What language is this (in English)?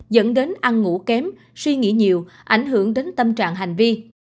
Vietnamese